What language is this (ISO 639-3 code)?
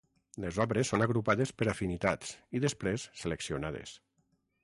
cat